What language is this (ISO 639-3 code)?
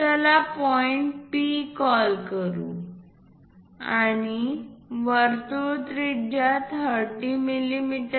mar